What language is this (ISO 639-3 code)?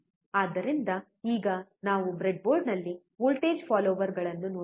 kan